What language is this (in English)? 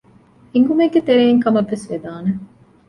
Divehi